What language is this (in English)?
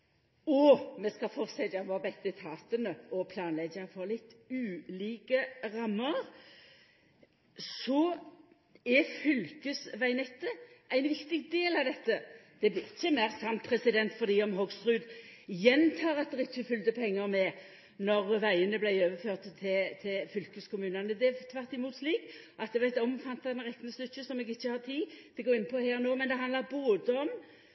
Norwegian Nynorsk